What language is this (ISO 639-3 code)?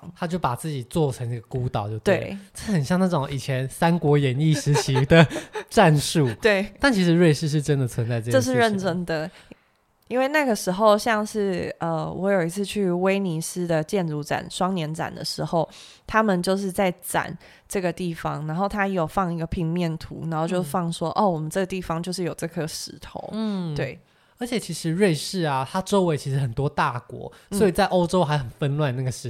zho